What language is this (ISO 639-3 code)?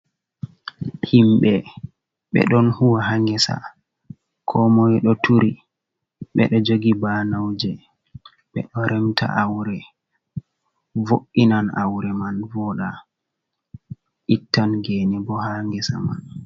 ful